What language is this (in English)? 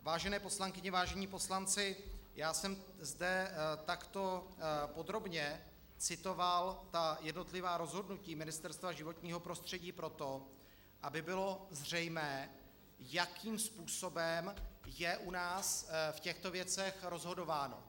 Czech